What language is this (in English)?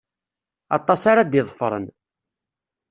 Kabyle